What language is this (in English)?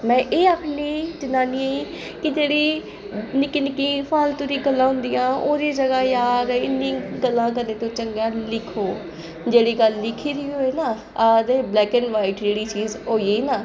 Dogri